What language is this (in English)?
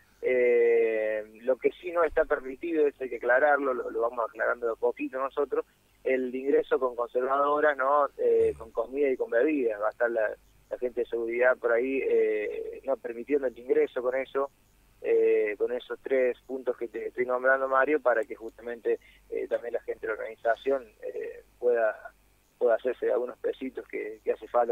Spanish